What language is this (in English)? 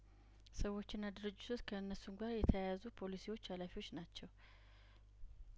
Amharic